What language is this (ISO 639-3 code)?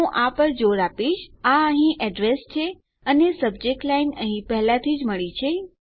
guj